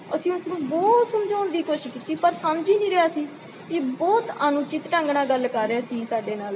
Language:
Punjabi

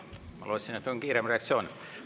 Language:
Estonian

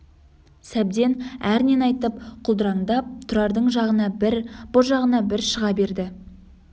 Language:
Kazakh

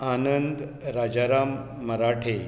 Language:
Konkani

